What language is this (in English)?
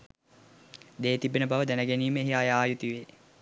Sinhala